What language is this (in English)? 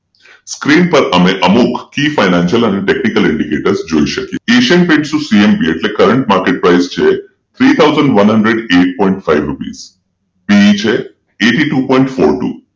Gujarati